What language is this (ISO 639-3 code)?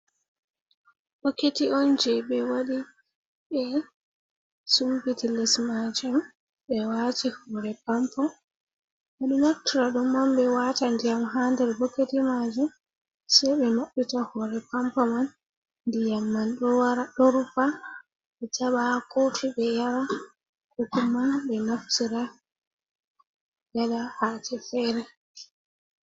ful